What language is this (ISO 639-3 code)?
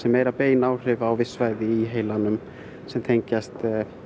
isl